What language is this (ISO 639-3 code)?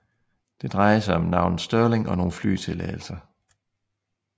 dan